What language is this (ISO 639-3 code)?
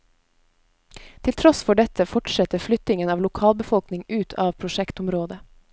nor